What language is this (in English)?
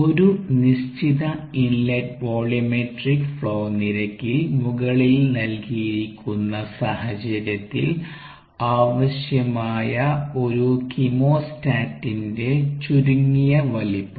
Malayalam